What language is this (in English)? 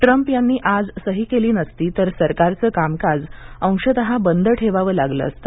Marathi